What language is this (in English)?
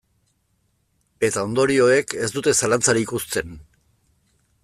Basque